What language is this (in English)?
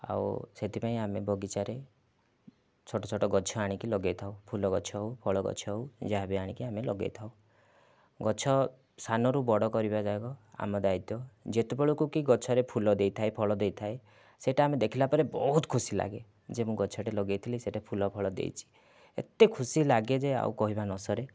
Odia